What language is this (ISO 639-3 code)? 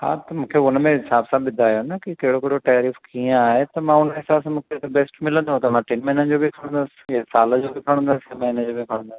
snd